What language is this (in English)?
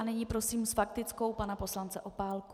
Czech